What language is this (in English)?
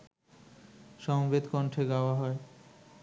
Bangla